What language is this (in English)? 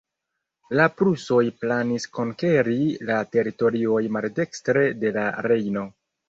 Esperanto